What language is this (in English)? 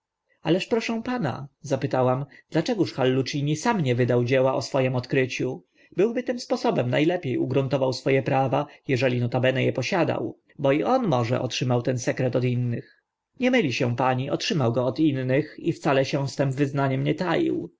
Polish